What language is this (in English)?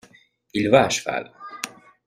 French